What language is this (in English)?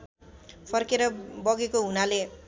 Nepali